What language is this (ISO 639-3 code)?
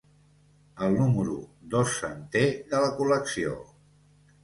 cat